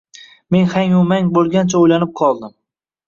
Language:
Uzbek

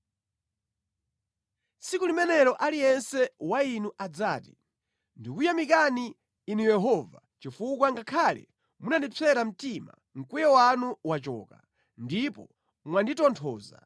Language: Nyanja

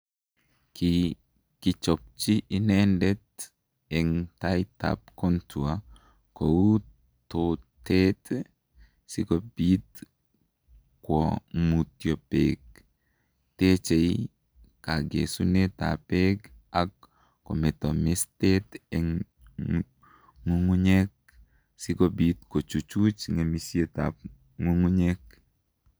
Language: Kalenjin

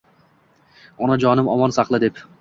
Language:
Uzbek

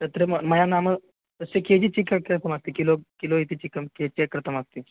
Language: Sanskrit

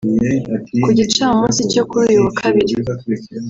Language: Kinyarwanda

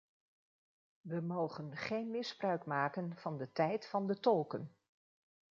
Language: Dutch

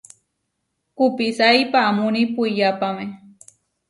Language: Huarijio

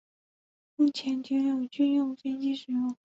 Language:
Chinese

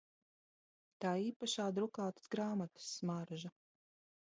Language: Latvian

